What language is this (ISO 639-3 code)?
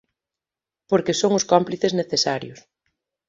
glg